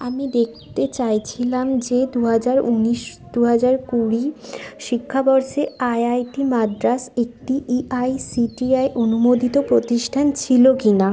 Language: Bangla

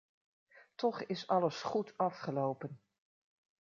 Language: Dutch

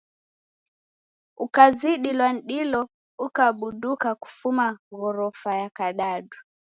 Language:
Taita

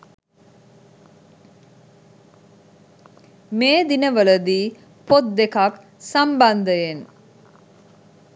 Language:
Sinhala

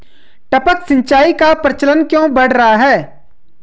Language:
Hindi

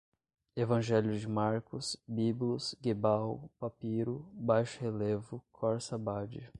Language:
Portuguese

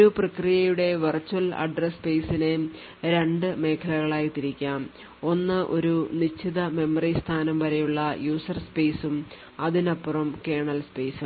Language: Malayalam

